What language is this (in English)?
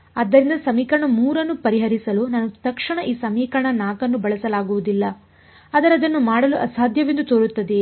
Kannada